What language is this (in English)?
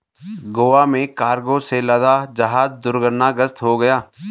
Hindi